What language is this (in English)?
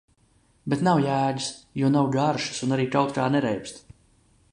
Latvian